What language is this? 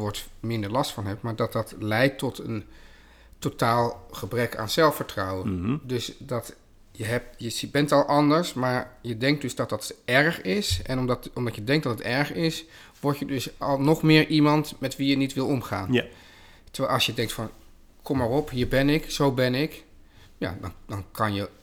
Dutch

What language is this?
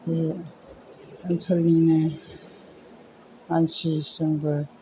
Bodo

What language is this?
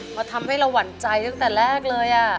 Thai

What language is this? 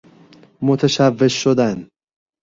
Persian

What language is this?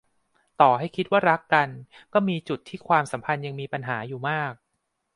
Thai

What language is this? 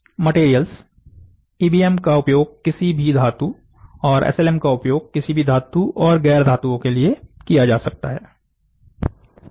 Hindi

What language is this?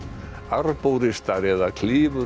Icelandic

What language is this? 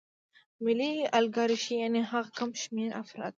Pashto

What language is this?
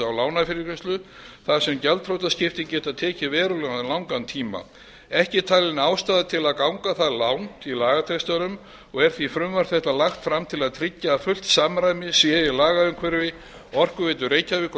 Icelandic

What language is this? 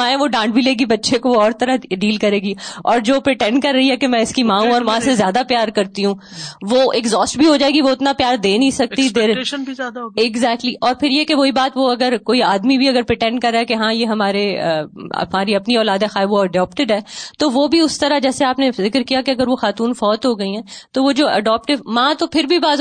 Urdu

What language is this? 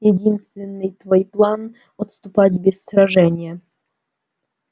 Russian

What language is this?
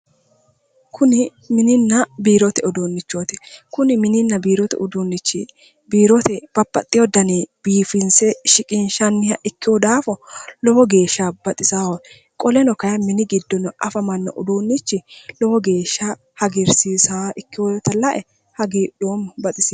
Sidamo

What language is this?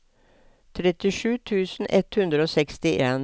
Norwegian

